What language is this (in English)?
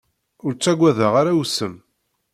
Kabyle